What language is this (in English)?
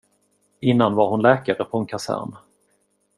Swedish